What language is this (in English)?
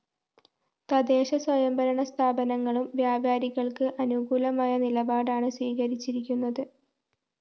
Malayalam